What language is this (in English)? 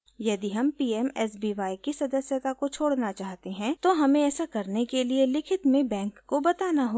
Hindi